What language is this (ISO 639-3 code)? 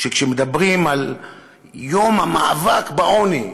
heb